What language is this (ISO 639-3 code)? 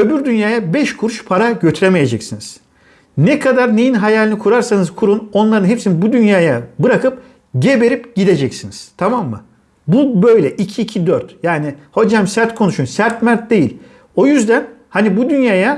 tur